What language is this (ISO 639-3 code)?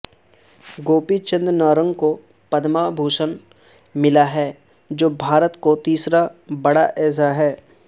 urd